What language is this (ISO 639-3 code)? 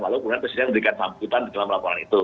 ind